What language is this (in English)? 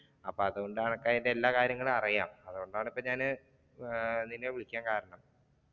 Malayalam